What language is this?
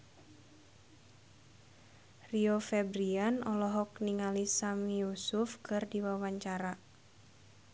Sundanese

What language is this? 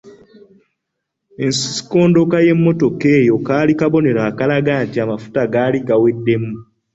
Ganda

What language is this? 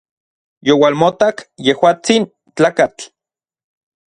Orizaba Nahuatl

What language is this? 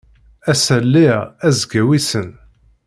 Kabyle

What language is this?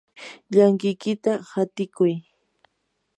Yanahuanca Pasco Quechua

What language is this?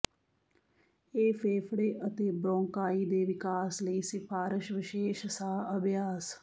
Punjabi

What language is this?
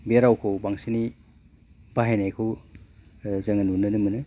Bodo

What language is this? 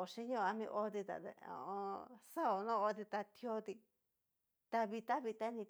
Cacaloxtepec Mixtec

